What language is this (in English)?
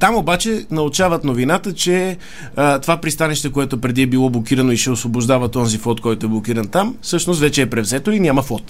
Bulgarian